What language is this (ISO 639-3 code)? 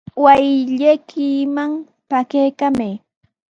qws